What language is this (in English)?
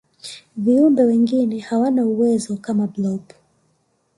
Swahili